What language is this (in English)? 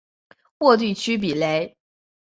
Chinese